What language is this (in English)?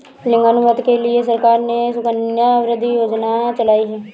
Hindi